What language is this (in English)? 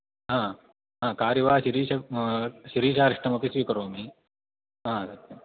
Sanskrit